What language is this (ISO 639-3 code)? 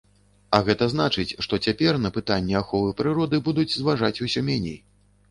bel